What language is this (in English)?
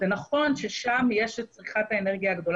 Hebrew